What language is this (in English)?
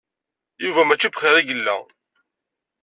Kabyle